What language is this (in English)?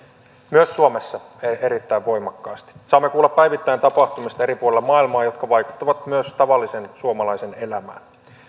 Finnish